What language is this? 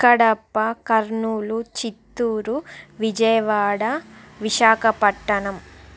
Telugu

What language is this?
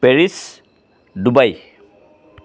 Assamese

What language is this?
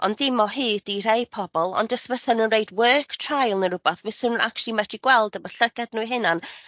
Welsh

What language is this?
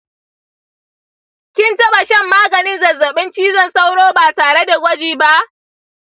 Hausa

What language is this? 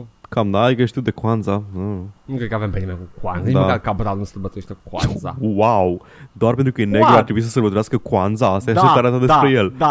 Romanian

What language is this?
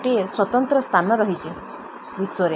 Odia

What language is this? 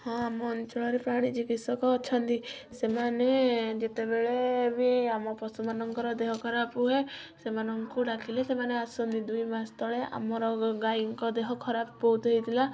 Odia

